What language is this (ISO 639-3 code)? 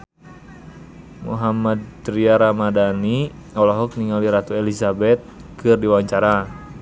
sun